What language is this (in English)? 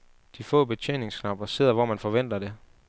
Danish